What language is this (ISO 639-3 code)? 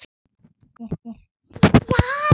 isl